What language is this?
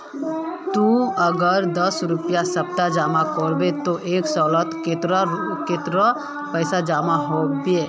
Magahi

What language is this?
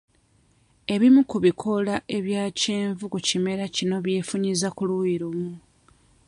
Ganda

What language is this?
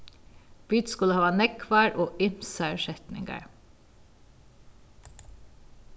Faroese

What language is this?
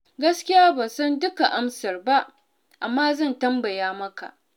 Hausa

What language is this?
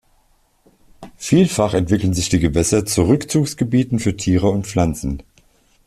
German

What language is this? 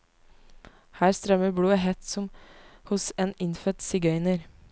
Norwegian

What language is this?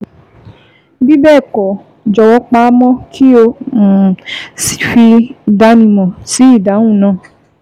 Yoruba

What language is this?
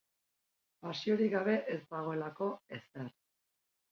Basque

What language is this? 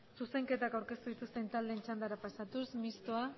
Basque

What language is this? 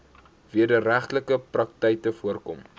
Afrikaans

